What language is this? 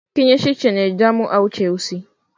Swahili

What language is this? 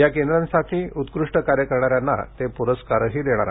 Marathi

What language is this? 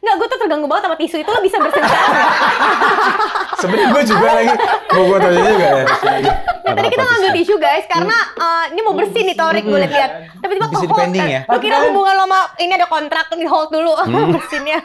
Indonesian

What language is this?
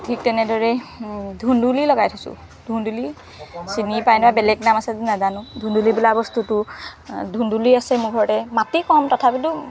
Assamese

